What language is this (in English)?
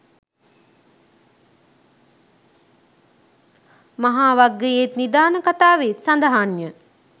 Sinhala